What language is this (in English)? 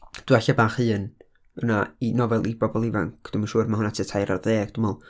Welsh